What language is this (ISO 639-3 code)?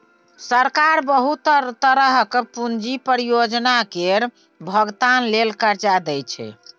mai